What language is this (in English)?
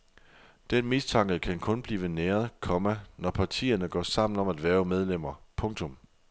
Danish